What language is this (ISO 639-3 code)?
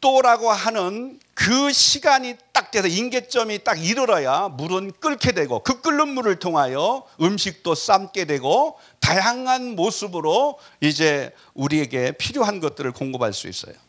kor